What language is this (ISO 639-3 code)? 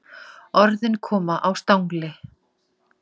isl